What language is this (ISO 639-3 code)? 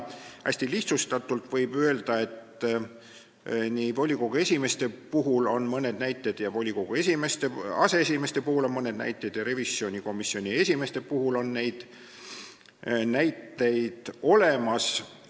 est